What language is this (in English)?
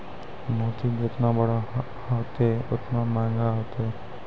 Maithili